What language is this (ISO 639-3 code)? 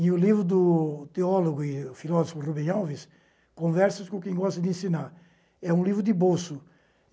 por